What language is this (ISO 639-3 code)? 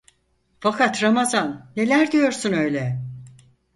tur